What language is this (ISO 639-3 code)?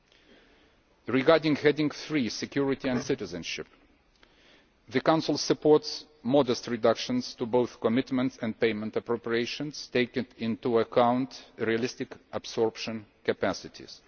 eng